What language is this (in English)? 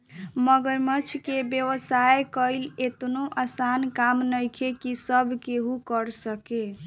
Bhojpuri